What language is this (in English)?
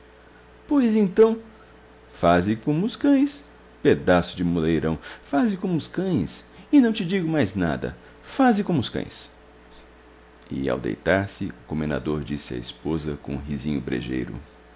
Portuguese